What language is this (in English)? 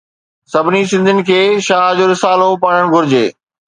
Sindhi